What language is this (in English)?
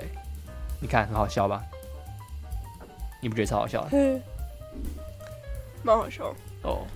Chinese